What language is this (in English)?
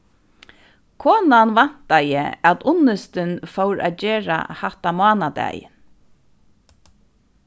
Faroese